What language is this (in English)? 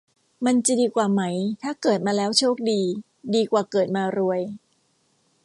Thai